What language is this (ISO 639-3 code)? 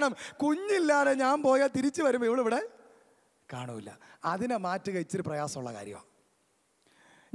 mal